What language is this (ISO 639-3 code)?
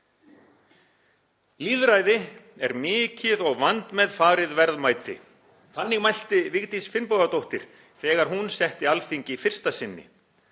isl